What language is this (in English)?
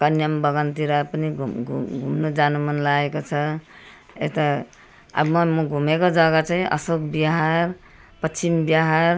Nepali